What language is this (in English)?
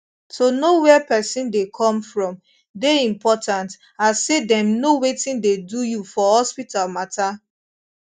Nigerian Pidgin